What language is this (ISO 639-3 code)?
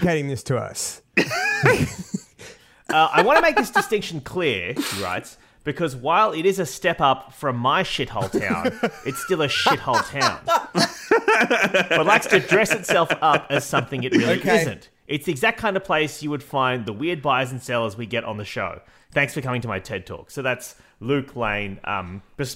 eng